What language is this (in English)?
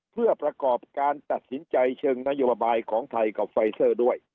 Thai